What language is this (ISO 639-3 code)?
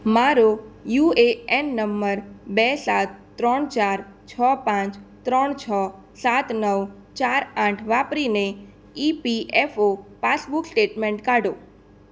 guj